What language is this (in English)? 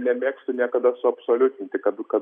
Lithuanian